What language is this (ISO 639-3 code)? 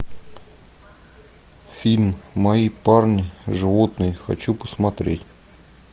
rus